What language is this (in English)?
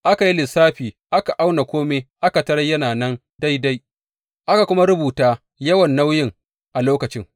Hausa